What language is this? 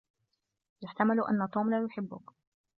Arabic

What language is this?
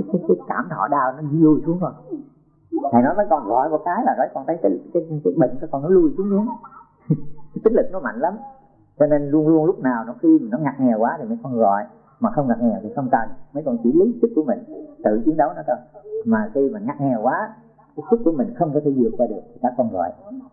Vietnamese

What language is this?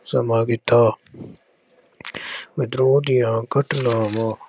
Punjabi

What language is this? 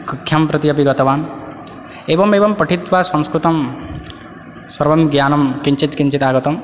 Sanskrit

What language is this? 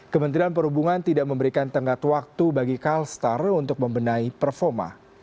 Indonesian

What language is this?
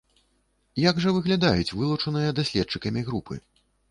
Belarusian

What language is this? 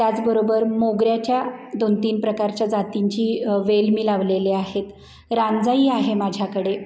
Marathi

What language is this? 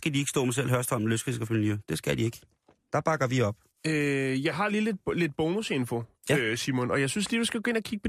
Danish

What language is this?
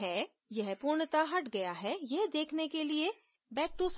Hindi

